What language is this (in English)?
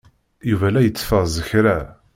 Kabyle